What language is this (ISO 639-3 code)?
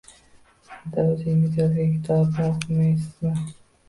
uzb